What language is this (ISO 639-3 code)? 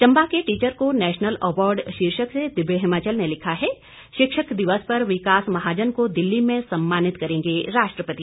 hin